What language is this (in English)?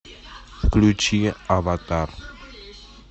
Russian